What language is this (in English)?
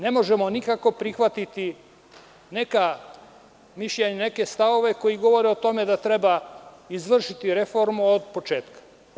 Serbian